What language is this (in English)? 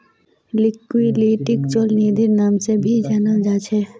Magahi